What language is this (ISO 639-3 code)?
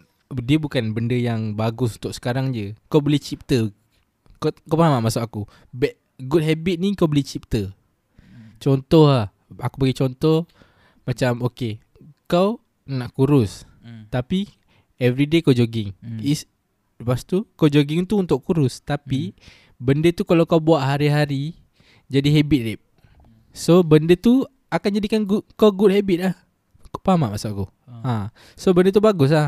msa